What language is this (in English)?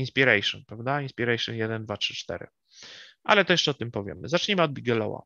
Polish